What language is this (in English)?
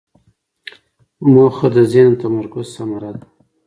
Pashto